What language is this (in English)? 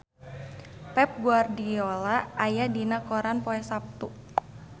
Sundanese